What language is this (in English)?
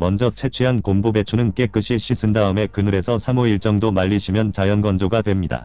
Korean